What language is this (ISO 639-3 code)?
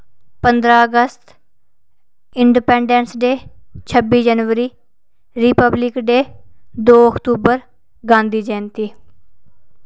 doi